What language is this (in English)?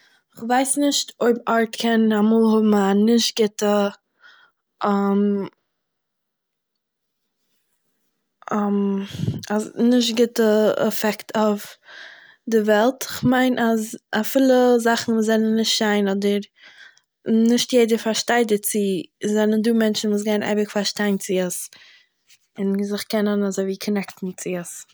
Yiddish